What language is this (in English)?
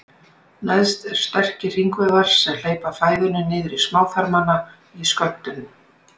Icelandic